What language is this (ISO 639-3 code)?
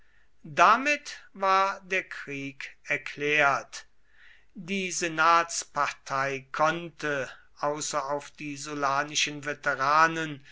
deu